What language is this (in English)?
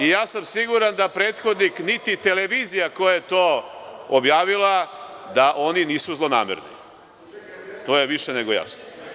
Serbian